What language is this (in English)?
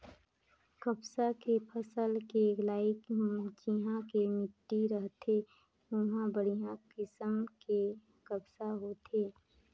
Chhattisgarhi